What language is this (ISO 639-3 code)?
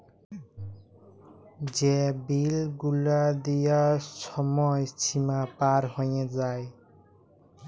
ben